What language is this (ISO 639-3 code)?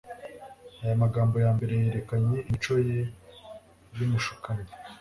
kin